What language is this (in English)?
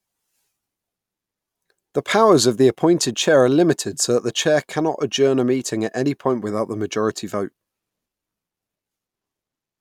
English